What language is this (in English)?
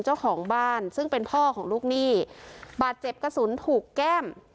Thai